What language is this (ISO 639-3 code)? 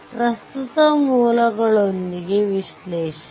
kan